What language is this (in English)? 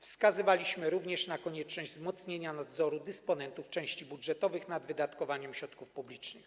Polish